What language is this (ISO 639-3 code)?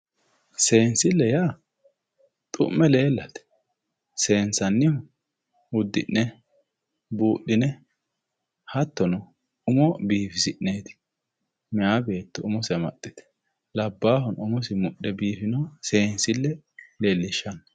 sid